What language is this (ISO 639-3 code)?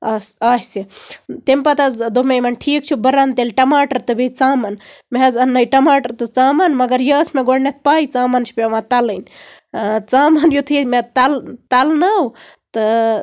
kas